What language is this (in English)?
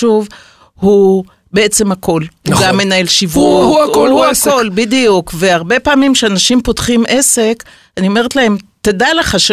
Hebrew